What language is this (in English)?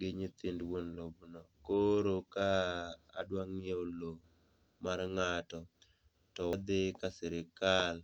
Luo (Kenya and Tanzania)